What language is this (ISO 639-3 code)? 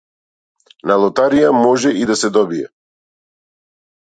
mkd